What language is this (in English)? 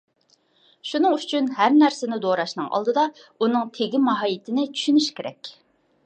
Uyghur